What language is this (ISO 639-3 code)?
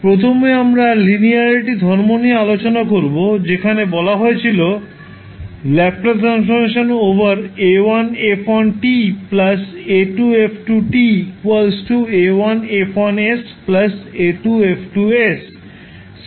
ben